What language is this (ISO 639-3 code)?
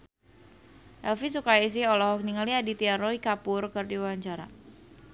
sun